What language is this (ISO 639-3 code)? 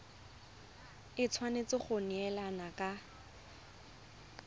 tsn